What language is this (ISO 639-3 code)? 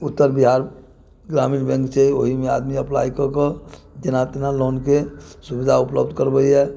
mai